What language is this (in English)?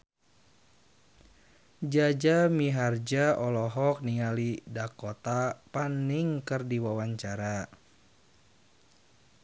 Sundanese